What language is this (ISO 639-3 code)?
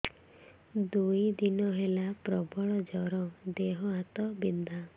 ori